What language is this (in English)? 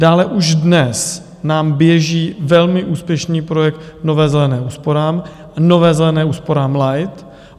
Czech